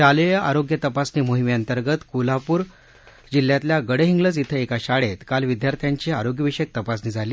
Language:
Marathi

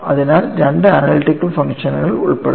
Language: Malayalam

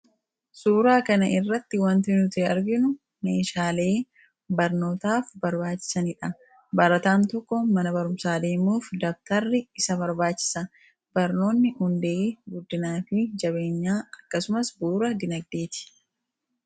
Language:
Oromo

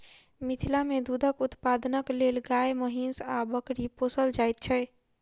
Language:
Maithili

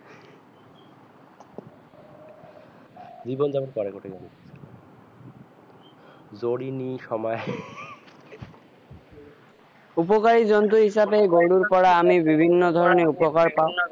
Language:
Assamese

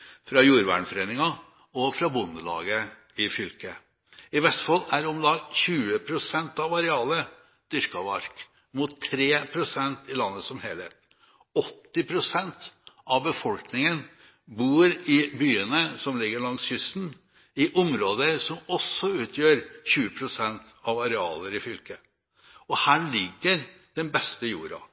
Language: Norwegian Bokmål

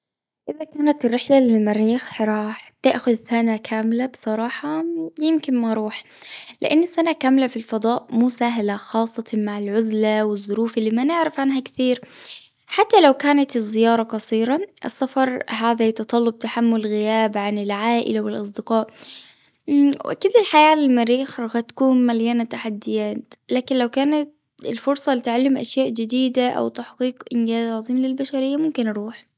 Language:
Gulf Arabic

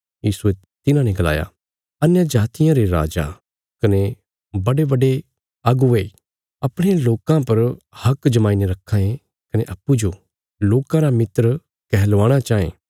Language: Bilaspuri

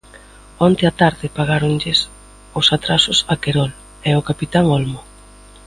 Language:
Galician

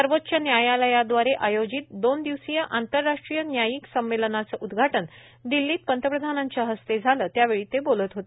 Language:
Marathi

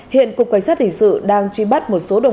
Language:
Vietnamese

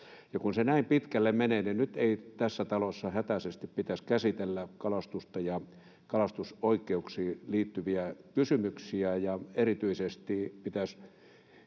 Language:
Finnish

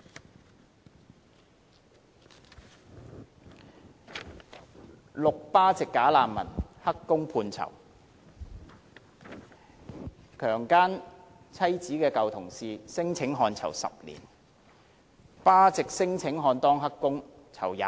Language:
Cantonese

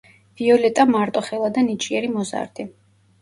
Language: Georgian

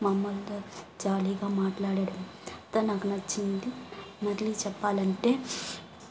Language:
Telugu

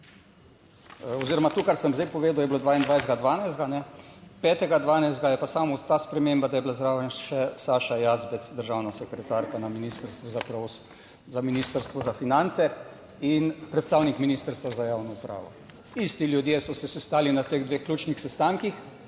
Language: Slovenian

